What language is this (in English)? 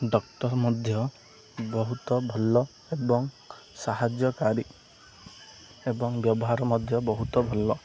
Odia